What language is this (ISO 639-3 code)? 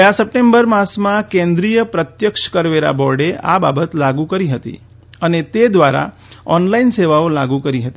guj